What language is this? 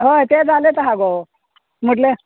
Konkani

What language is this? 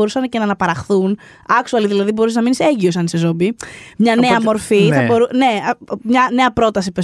Greek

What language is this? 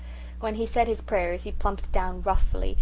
English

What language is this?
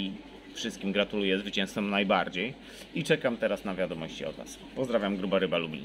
Polish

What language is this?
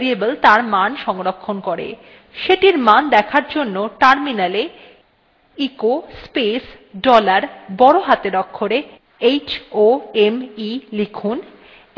Bangla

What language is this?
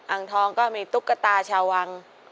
Thai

